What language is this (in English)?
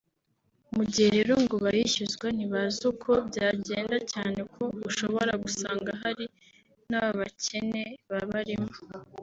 Kinyarwanda